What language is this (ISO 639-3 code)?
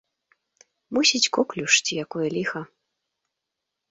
bel